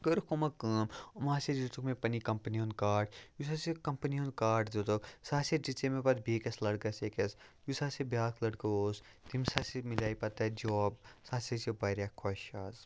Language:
Kashmiri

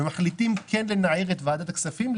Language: Hebrew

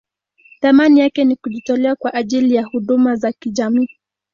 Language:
Swahili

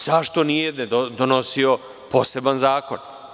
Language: Serbian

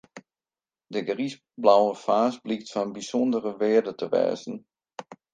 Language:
Western Frisian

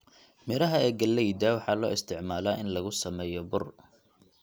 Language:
Somali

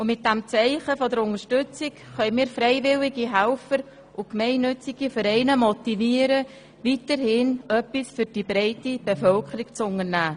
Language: Swiss German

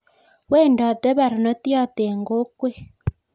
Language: Kalenjin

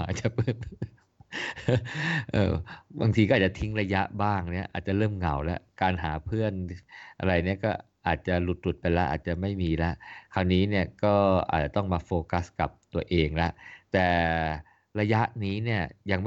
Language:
Thai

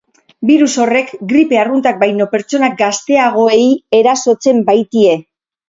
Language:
Basque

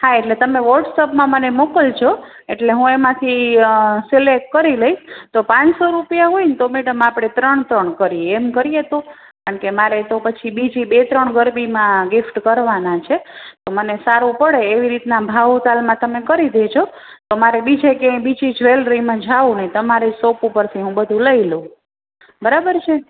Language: Gujarati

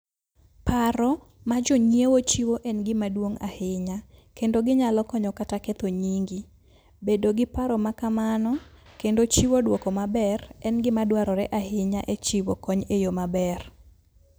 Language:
Luo (Kenya and Tanzania)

